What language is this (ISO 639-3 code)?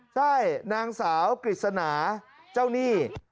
tha